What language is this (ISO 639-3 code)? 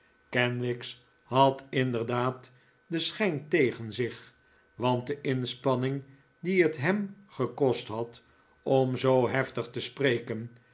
nld